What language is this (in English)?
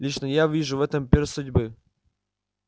Russian